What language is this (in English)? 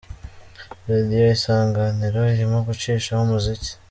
Kinyarwanda